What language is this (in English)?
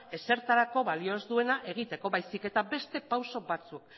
Basque